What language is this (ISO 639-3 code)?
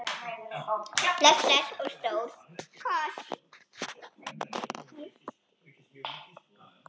isl